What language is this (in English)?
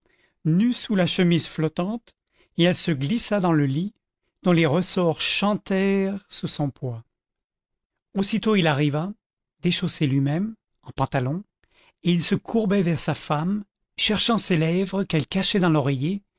French